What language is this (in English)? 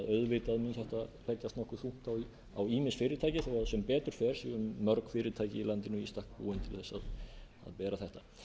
Icelandic